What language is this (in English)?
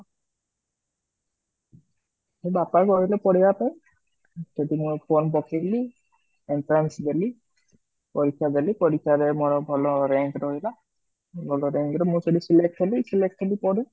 Odia